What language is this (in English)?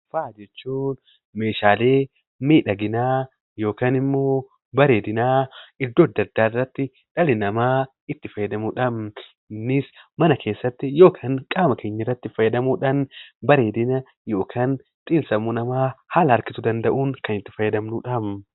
Oromo